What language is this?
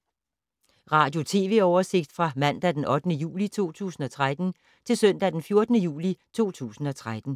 Danish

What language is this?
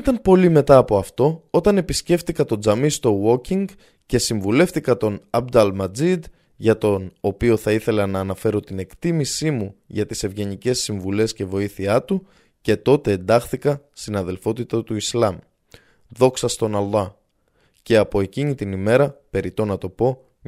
Greek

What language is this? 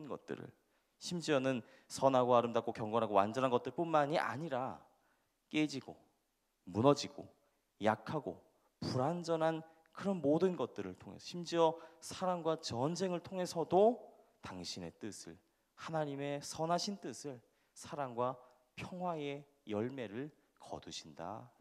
Korean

